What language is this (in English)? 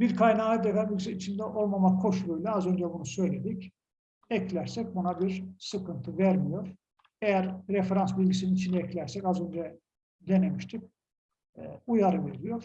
Turkish